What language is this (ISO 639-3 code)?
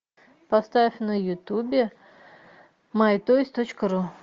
rus